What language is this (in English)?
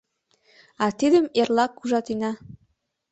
Mari